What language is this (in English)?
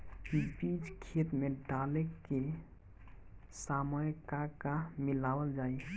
Bhojpuri